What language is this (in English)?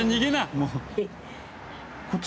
Japanese